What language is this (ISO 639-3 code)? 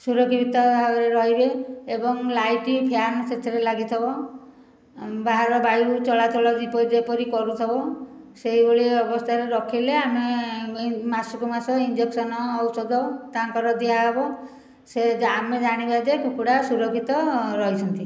ori